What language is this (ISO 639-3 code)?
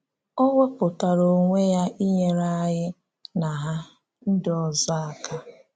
ibo